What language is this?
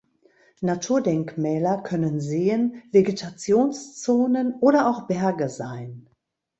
German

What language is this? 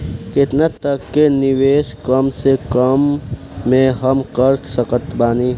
Bhojpuri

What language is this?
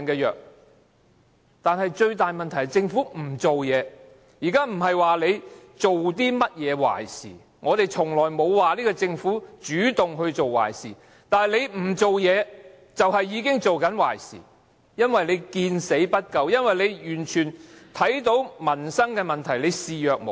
Cantonese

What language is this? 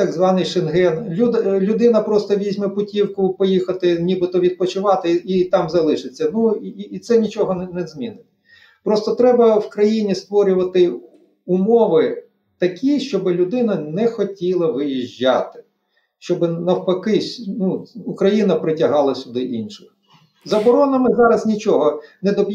Ukrainian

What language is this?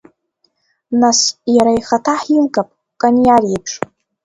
Abkhazian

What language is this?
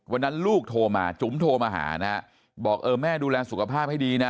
Thai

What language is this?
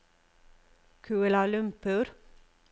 Norwegian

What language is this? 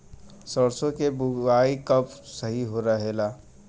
Bhojpuri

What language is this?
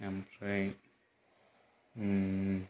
Bodo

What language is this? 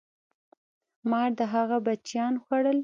Pashto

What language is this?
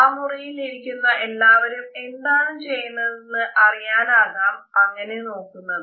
Malayalam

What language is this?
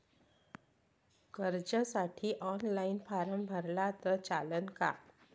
Marathi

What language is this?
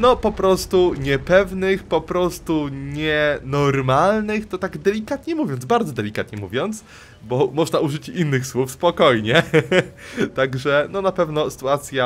Polish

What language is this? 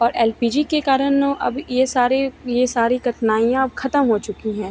Hindi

